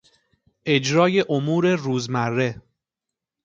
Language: Persian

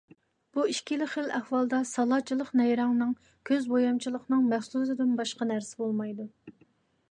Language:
Uyghur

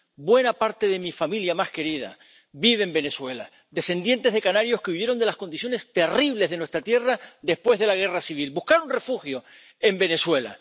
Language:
Spanish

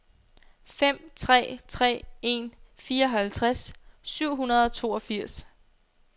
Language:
Danish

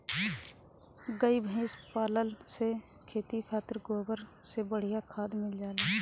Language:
Bhojpuri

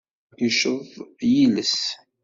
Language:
Kabyle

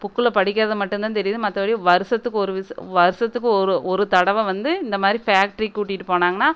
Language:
Tamil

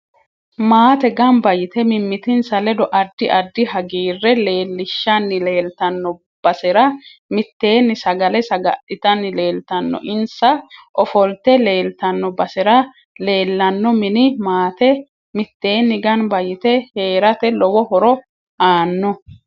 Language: Sidamo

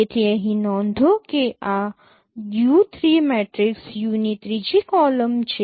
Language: Gujarati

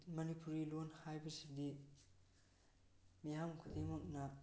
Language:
Manipuri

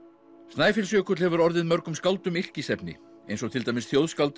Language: Icelandic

